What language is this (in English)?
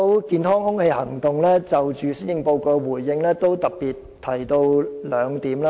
Cantonese